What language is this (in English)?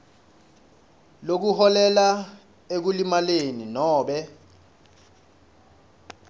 Swati